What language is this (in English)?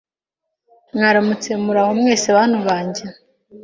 Kinyarwanda